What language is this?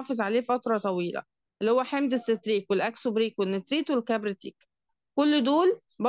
Arabic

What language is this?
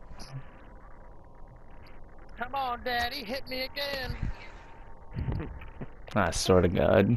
English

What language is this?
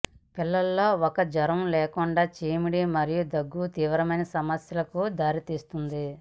Telugu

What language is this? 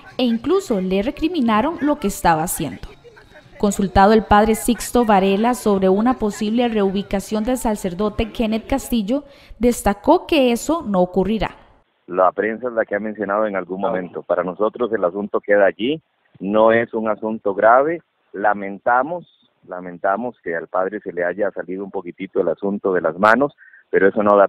Spanish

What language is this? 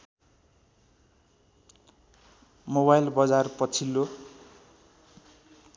Nepali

